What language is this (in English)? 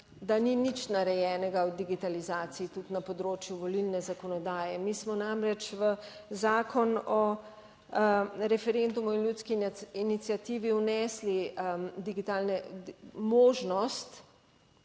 Slovenian